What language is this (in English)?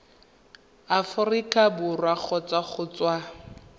Tswana